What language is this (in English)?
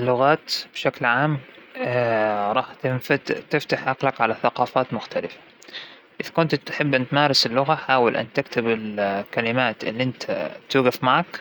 Hijazi Arabic